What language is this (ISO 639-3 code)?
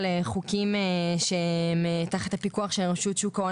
heb